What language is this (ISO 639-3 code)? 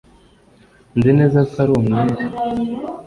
kin